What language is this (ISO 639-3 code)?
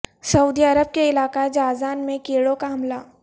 urd